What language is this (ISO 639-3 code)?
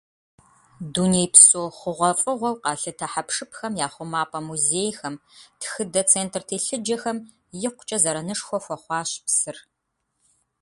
kbd